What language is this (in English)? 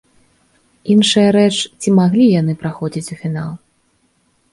Belarusian